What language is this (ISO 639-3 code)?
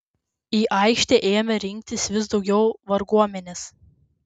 lit